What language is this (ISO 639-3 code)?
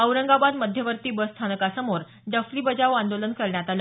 mar